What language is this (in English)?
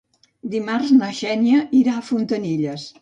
Catalan